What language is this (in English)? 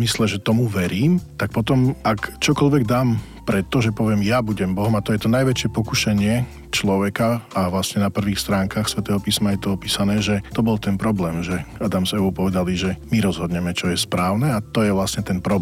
Slovak